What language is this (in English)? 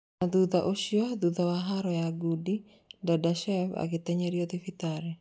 Kikuyu